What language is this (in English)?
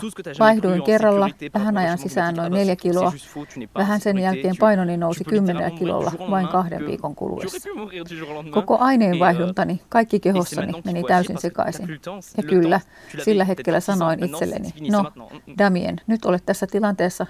Finnish